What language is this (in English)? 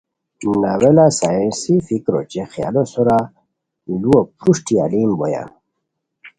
Khowar